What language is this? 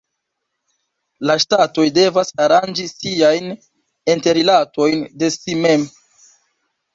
Esperanto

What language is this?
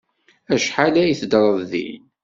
Kabyle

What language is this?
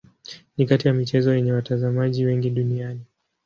Swahili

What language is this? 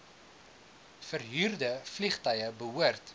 Afrikaans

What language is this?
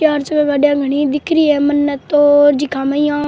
Rajasthani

